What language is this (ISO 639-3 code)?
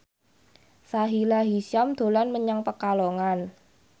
jav